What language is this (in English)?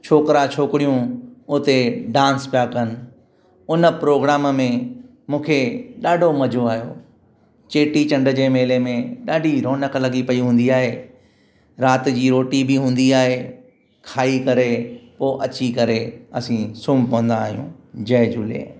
Sindhi